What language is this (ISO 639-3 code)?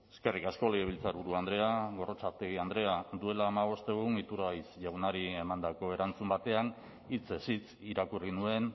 eus